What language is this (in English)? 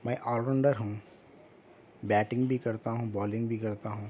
Urdu